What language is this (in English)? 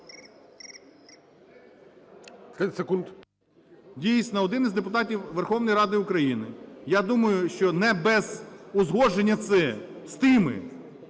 Ukrainian